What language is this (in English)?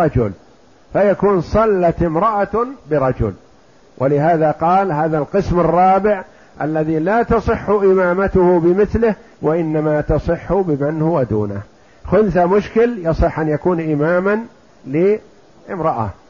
Arabic